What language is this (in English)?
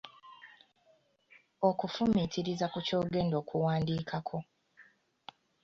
Ganda